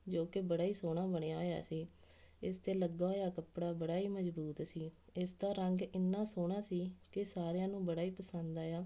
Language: Punjabi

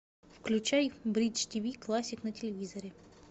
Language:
Russian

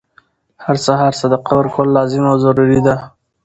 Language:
Pashto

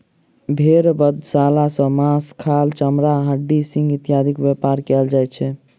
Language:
Maithili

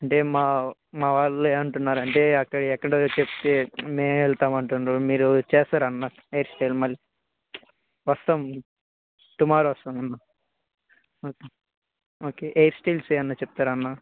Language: Telugu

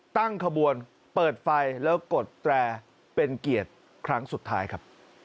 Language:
Thai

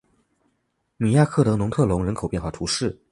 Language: Chinese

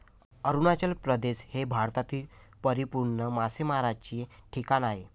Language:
Marathi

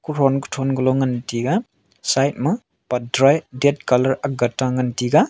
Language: Wancho Naga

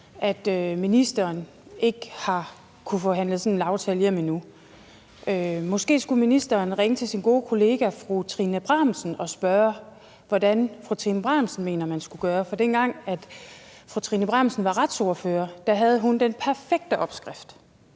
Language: Danish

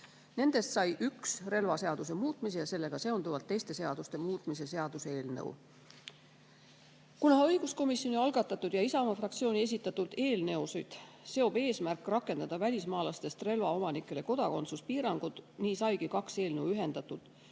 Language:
Estonian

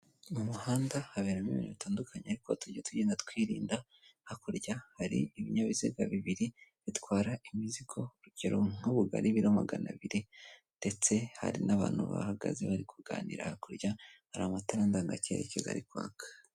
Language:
Kinyarwanda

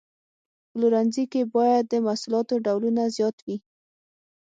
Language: Pashto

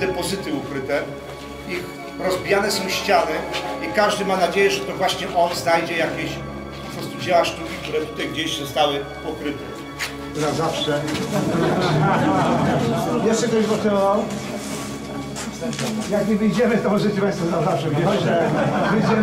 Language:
Polish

